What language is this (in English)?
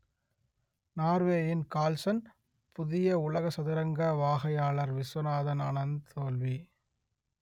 Tamil